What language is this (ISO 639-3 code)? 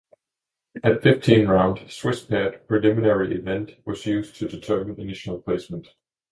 eng